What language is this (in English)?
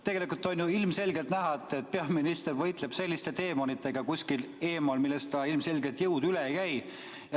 Estonian